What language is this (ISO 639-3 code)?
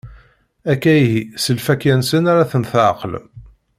kab